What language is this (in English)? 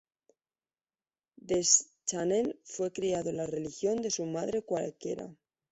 Spanish